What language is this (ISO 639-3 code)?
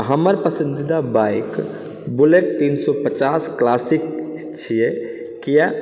mai